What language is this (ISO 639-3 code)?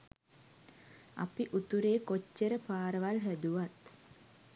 sin